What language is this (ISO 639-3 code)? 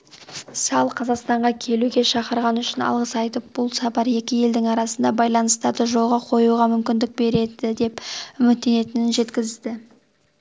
kaz